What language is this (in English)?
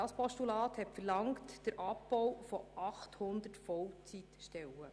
Swiss German